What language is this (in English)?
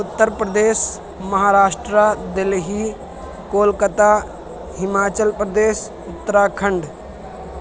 Urdu